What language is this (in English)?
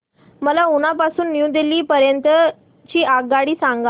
Marathi